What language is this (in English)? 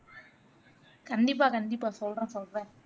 Tamil